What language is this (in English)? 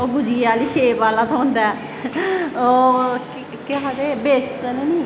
Dogri